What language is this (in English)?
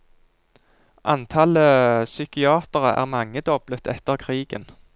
Norwegian